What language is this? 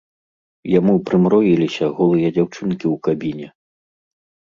Belarusian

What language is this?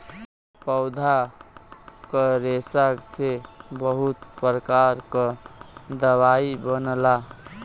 Bhojpuri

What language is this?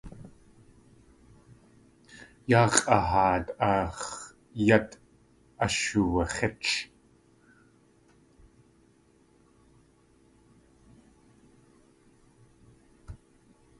Tlingit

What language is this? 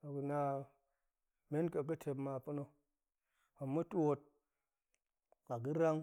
Goemai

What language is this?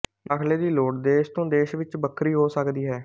Punjabi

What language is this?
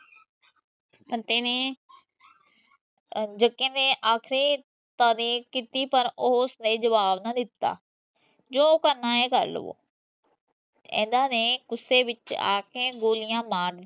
Punjabi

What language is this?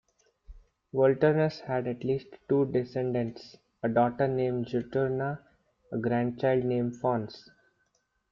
English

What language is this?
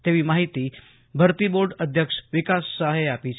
Gujarati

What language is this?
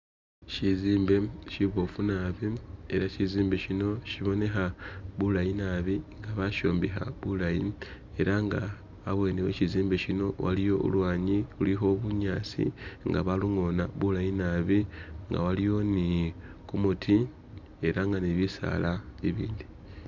Masaaba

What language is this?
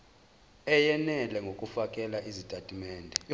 Zulu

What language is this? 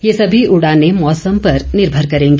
Hindi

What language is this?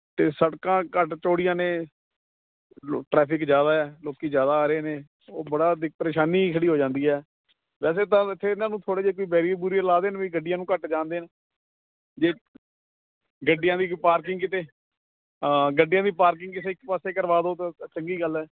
Punjabi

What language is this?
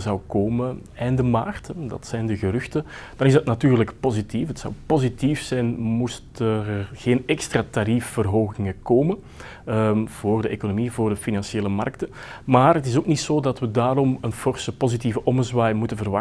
Dutch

